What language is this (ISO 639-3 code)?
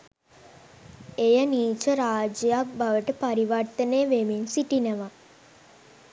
sin